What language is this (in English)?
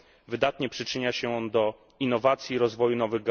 Polish